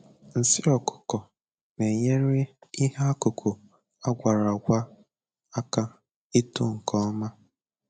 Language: Igbo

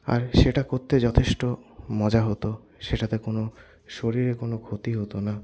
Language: Bangla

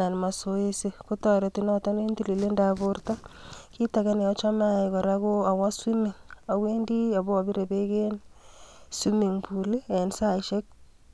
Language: Kalenjin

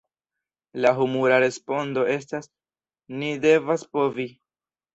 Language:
Esperanto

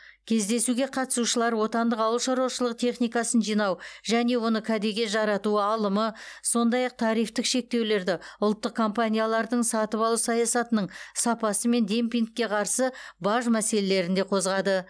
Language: Kazakh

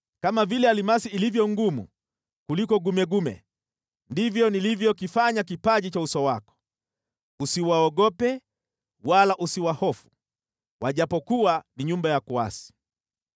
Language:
Swahili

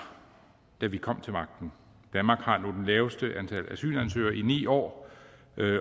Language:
Danish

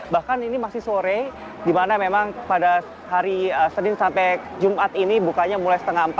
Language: Indonesian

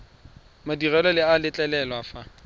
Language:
Tswana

